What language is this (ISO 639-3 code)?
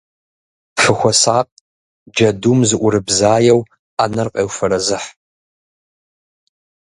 kbd